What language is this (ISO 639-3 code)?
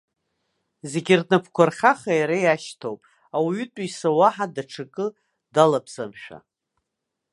abk